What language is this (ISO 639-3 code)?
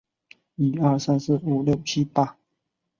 zho